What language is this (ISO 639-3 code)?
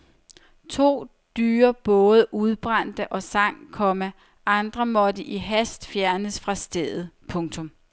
dan